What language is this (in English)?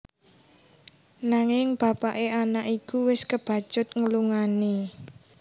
Javanese